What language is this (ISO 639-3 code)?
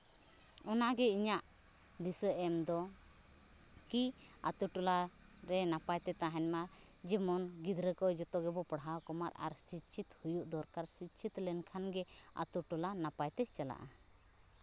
sat